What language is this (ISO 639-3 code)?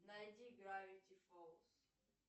rus